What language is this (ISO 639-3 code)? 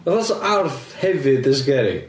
cym